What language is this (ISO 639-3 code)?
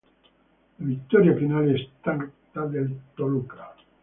ita